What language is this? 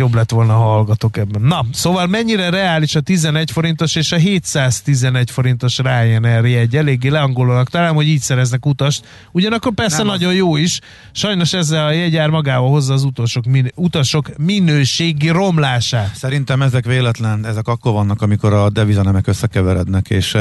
Hungarian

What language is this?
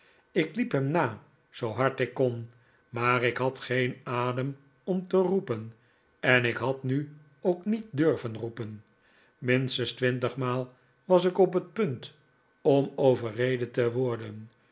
Dutch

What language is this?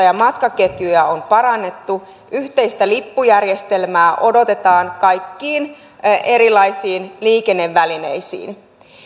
Finnish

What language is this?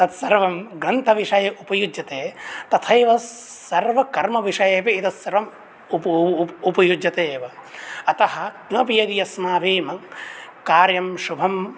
Sanskrit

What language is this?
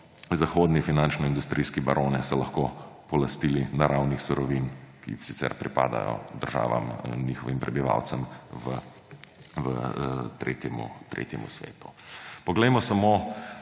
Slovenian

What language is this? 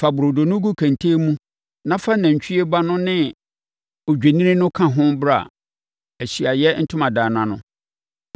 Akan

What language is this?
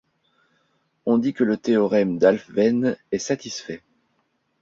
French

